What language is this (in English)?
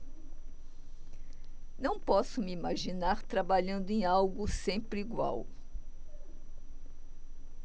Portuguese